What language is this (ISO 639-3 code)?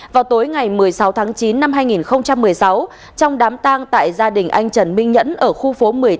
vie